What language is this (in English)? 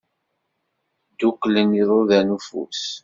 Kabyle